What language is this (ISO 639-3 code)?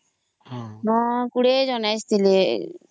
ori